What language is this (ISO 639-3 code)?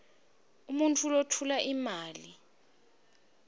ssw